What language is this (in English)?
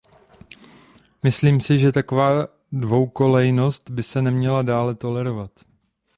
Czech